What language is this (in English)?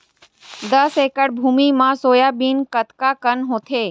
Chhattisgarhi